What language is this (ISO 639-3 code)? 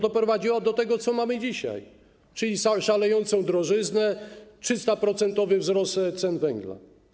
pol